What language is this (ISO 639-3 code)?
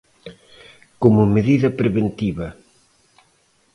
glg